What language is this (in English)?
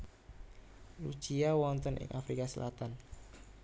Javanese